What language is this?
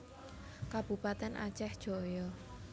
Javanese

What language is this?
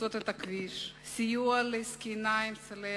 Hebrew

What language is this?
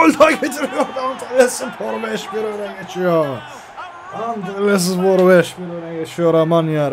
Turkish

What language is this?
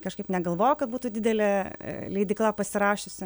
Lithuanian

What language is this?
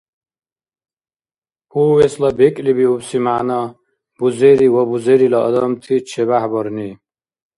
Dargwa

